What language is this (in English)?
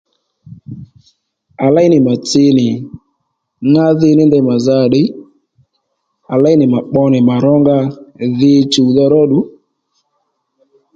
Lendu